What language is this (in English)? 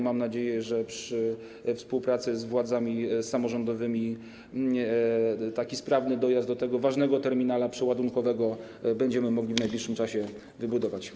Polish